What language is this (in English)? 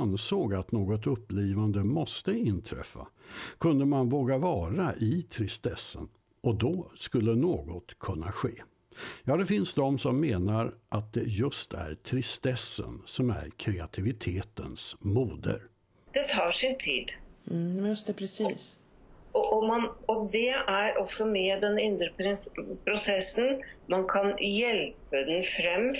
Swedish